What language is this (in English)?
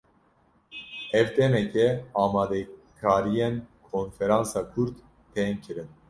Kurdish